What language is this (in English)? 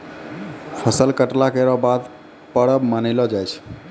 Maithili